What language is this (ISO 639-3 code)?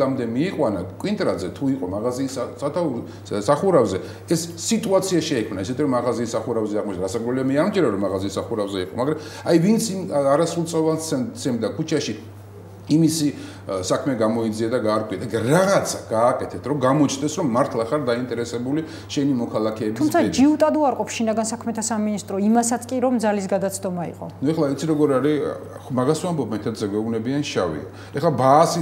ron